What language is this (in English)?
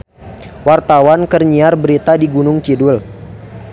Sundanese